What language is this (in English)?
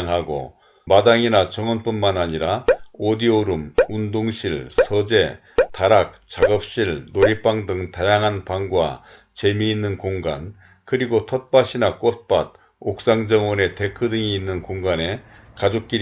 Korean